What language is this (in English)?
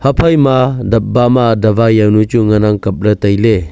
Wancho Naga